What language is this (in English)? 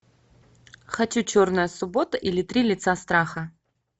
Russian